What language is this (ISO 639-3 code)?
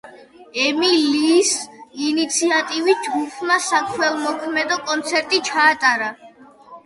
kat